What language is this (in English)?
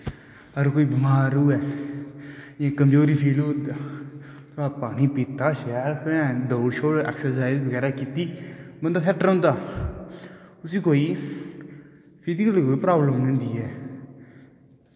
Dogri